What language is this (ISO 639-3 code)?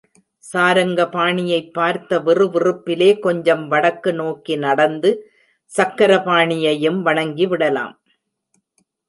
tam